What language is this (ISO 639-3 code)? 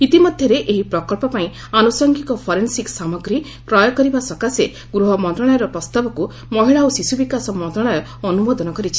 ori